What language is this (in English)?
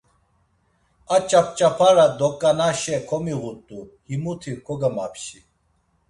Laz